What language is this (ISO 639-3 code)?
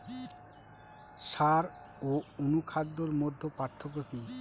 ben